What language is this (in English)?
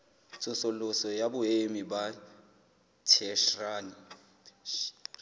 Southern Sotho